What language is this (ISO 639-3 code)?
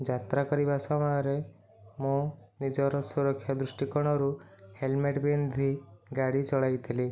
ori